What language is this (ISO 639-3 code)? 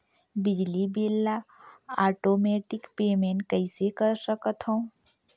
hne